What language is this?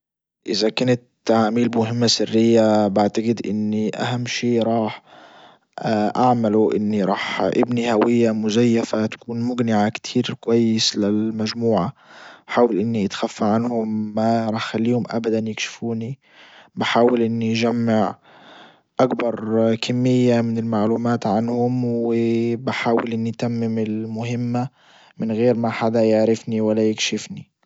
Libyan Arabic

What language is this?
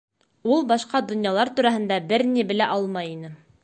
Bashkir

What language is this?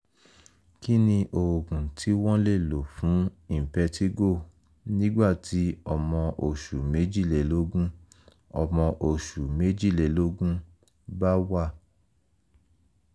Yoruba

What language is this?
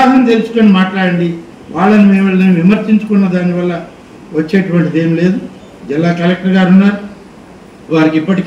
Telugu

